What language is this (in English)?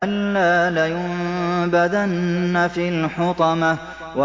Arabic